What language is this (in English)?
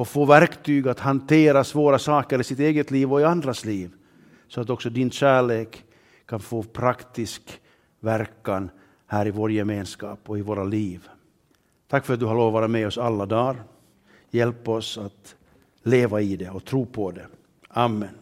Swedish